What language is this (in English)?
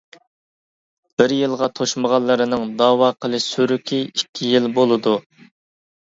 Uyghur